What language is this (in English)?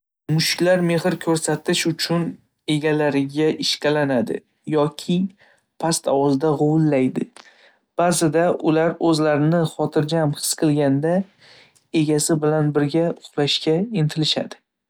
Uzbek